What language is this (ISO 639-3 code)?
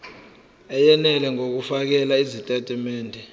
zul